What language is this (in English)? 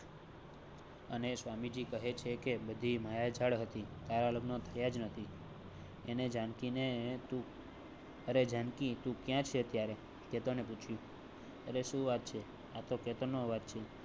Gujarati